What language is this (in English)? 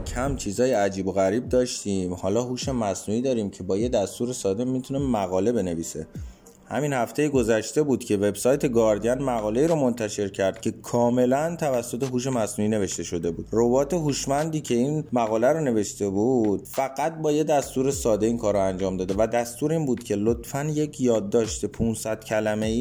Persian